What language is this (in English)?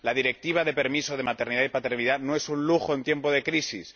Spanish